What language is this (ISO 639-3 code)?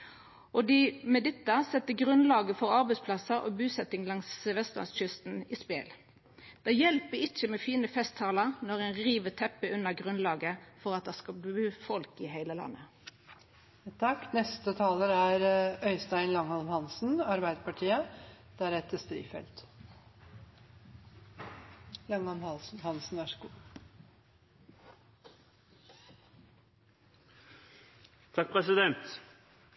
nno